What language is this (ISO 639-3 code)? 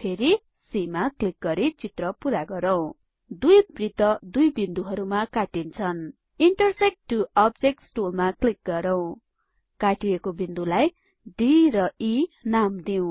nep